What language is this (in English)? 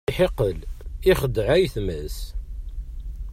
Kabyle